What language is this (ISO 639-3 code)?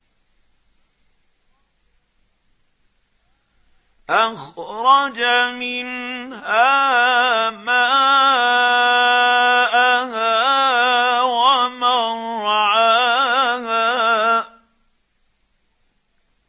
ara